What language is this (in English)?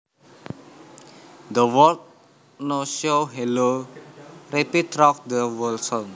Javanese